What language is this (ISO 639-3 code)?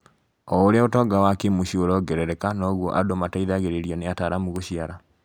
kik